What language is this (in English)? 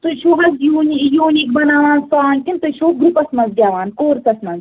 Kashmiri